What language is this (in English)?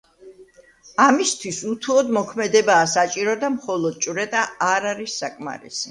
Georgian